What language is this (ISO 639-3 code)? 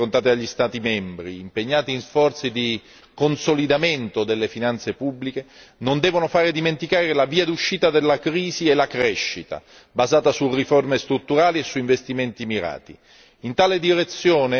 ita